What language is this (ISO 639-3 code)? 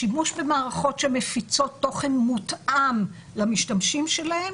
heb